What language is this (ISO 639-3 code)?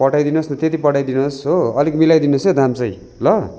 nep